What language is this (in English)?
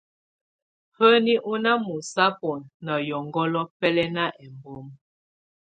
Tunen